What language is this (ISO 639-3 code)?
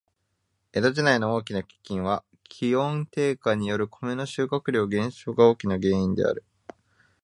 jpn